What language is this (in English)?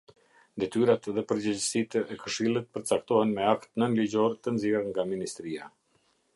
Albanian